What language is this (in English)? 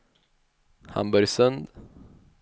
Swedish